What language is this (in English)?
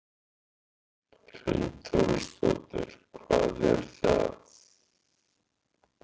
Icelandic